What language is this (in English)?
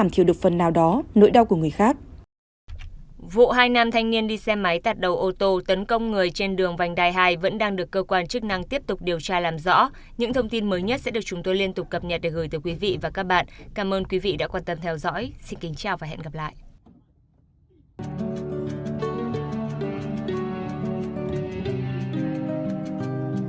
Vietnamese